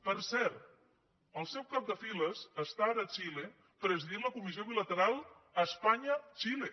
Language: Catalan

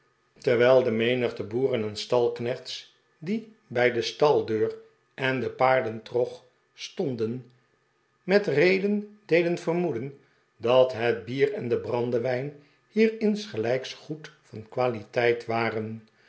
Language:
Dutch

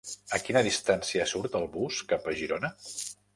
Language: Catalan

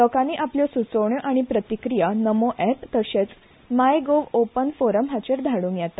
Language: Konkani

